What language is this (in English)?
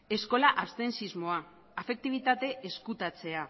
Basque